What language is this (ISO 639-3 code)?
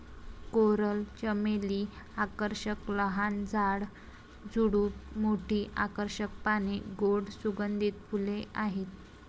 mar